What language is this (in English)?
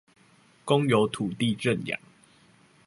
Chinese